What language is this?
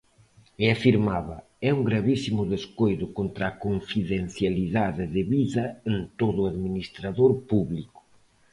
Galician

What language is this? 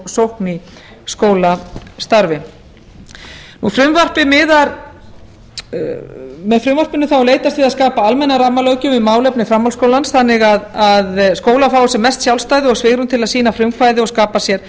Icelandic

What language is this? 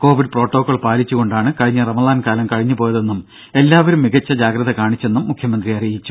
Malayalam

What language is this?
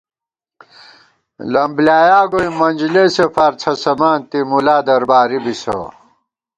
Gawar-Bati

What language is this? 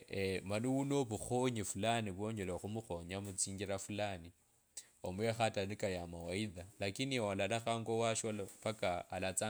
Kabras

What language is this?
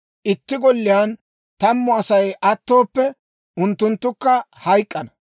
Dawro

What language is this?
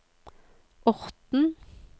Norwegian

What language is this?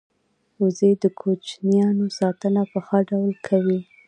Pashto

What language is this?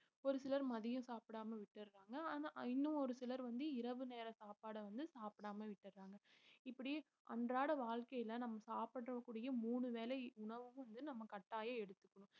Tamil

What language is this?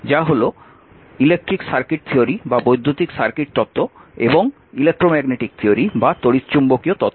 Bangla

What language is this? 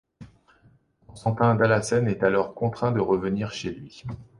French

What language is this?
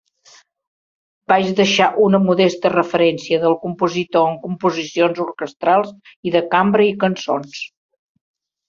Catalan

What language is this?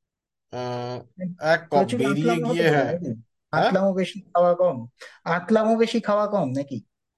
Bangla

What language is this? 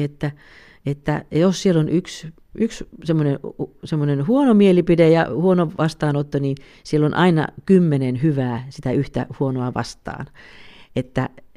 Finnish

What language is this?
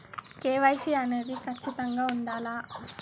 Telugu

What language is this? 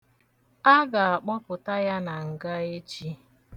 Igbo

